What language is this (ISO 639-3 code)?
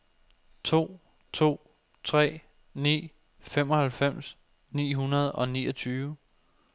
dan